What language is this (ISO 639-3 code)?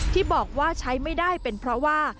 tha